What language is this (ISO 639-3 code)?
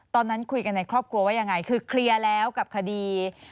tha